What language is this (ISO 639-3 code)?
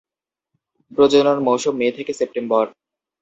ben